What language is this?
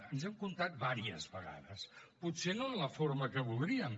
Catalan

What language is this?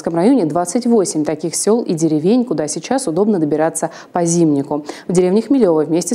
Russian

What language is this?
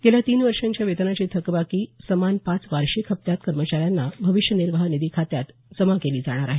Marathi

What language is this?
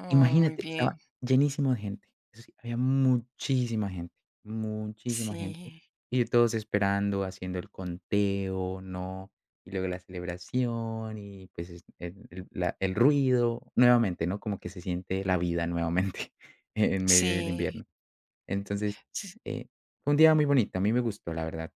Spanish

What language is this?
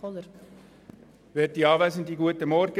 Swiss German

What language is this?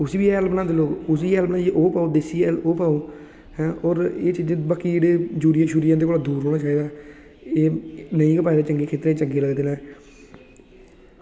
Dogri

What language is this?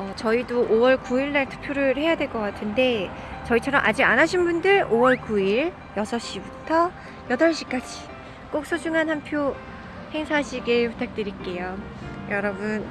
Korean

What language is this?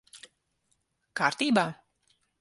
Latvian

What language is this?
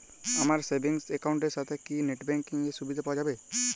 Bangla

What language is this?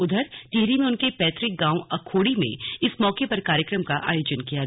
Hindi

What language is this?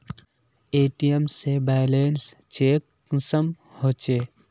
Magahi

